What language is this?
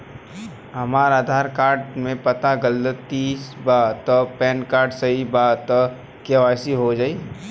Bhojpuri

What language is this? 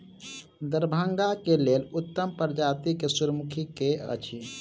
Maithili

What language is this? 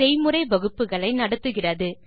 Tamil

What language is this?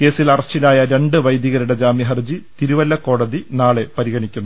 Malayalam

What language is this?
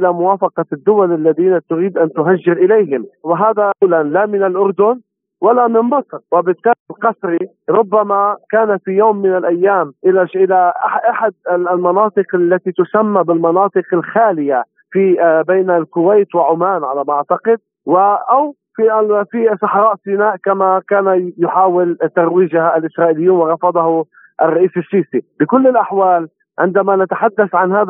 Arabic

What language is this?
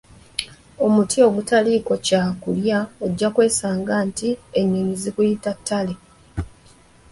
Ganda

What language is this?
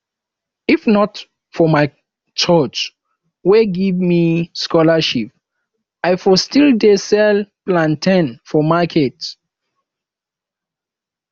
Nigerian Pidgin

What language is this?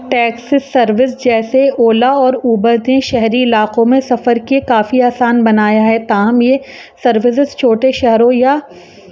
Urdu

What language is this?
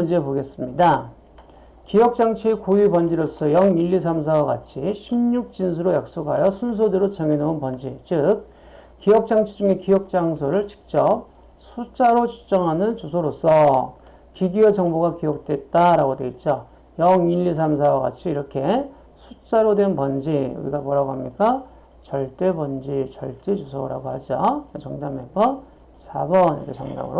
Korean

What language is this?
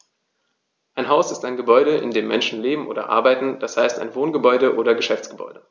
German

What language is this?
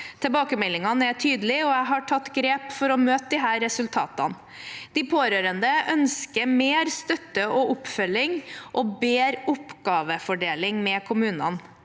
Norwegian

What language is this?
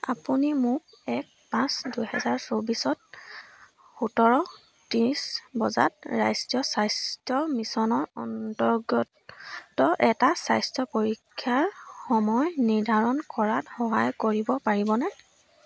Assamese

